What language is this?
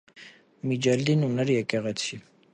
Armenian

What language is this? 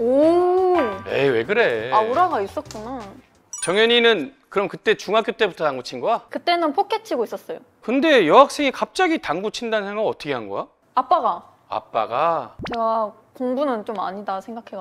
Korean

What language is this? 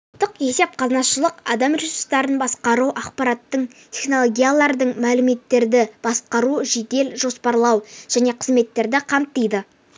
Kazakh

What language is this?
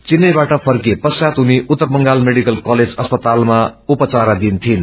Nepali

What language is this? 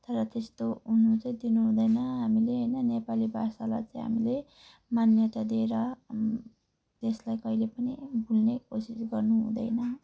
Nepali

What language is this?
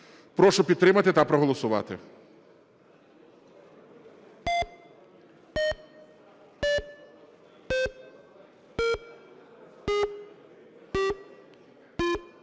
Ukrainian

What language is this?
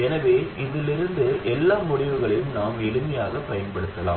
Tamil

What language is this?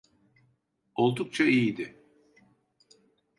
Turkish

